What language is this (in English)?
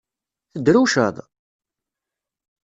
Kabyle